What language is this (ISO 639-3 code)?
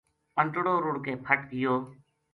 gju